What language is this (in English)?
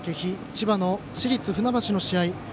Japanese